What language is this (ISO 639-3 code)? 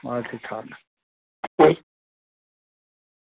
doi